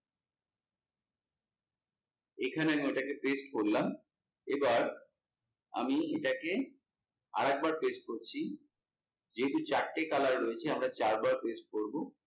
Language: Bangla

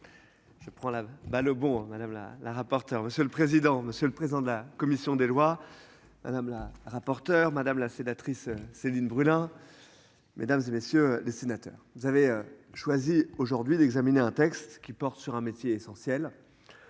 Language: French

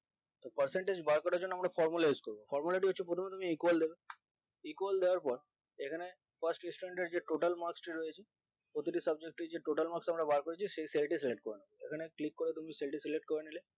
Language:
Bangla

